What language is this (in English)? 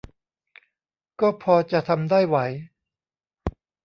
Thai